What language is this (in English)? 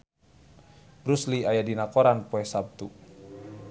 Sundanese